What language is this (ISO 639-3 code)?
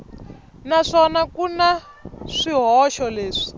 tso